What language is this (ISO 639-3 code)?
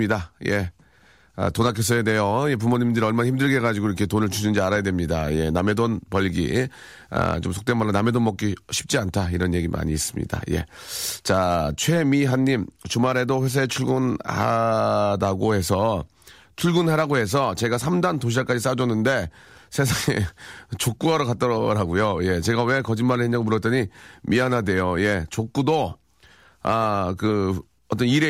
kor